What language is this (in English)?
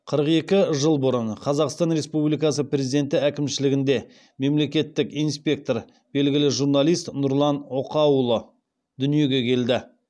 Kazakh